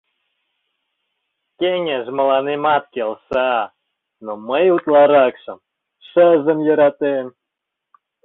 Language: Mari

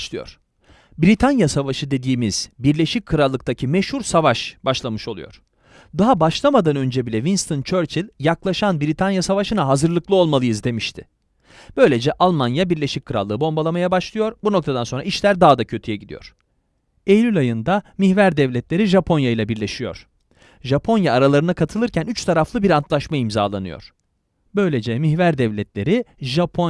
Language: Turkish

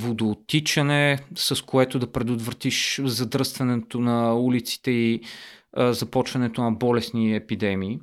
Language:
Bulgarian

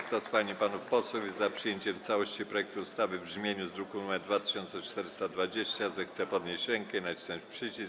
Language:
Polish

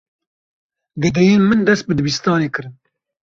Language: Kurdish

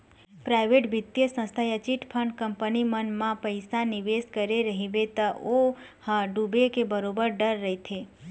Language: Chhattisgarhi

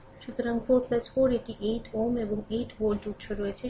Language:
Bangla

